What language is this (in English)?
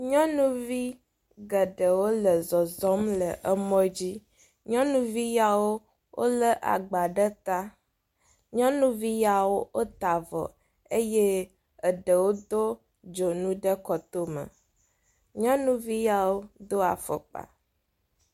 Ewe